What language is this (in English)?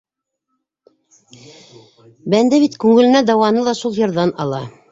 Bashkir